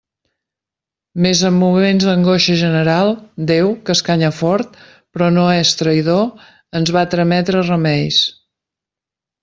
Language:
Catalan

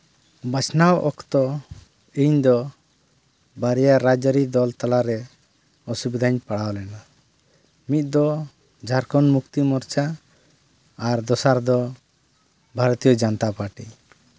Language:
Santali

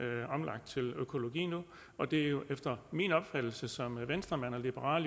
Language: Danish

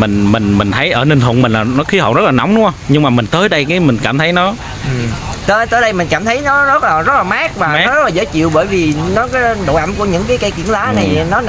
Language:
Vietnamese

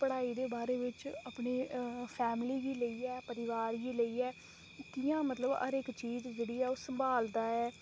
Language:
Dogri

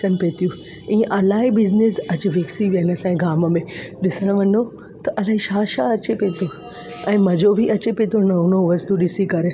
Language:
Sindhi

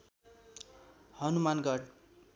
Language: Nepali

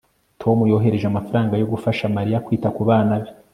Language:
Kinyarwanda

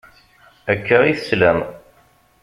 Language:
Kabyle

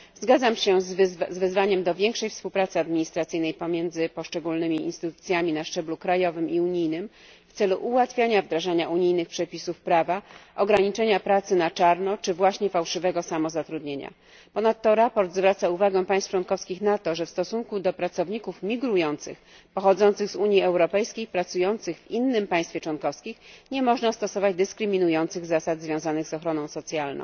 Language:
Polish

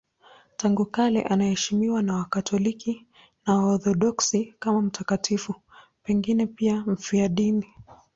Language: Swahili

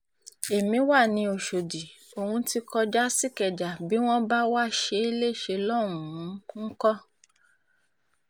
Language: Yoruba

